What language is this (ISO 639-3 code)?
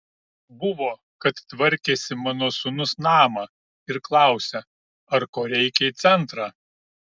lit